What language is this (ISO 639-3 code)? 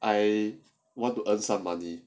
eng